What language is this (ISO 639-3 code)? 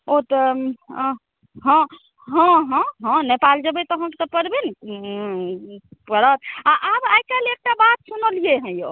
mai